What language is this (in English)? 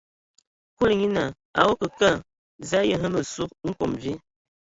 Ewondo